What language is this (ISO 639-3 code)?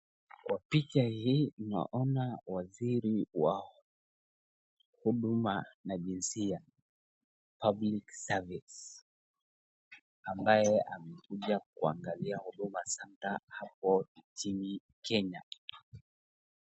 swa